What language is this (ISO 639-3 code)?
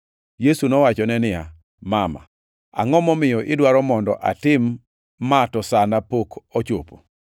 luo